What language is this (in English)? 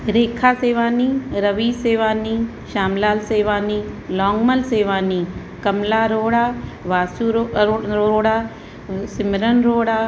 Sindhi